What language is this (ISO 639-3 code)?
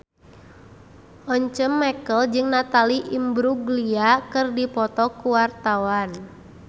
sun